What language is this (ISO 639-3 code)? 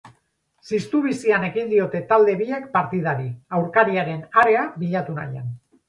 eus